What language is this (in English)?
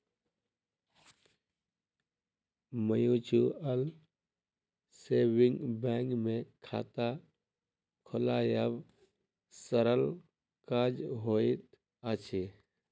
Maithili